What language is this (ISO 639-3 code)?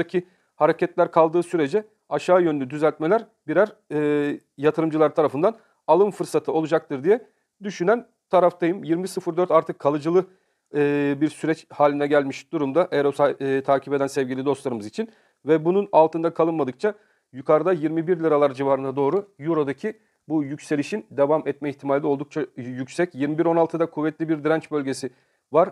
tur